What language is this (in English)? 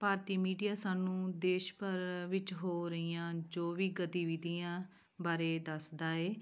Punjabi